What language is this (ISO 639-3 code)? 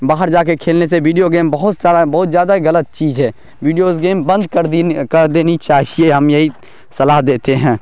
urd